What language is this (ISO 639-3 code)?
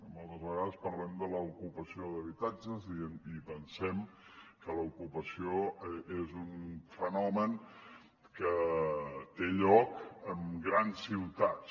cat